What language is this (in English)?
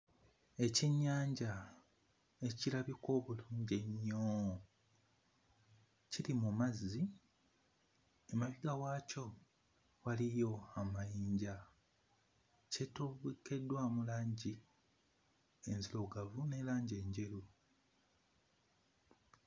Ganda